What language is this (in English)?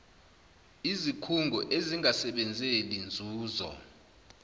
Zulu